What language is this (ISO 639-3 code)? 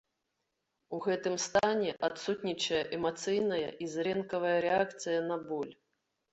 bel